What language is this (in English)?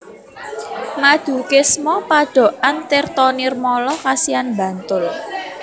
Javanese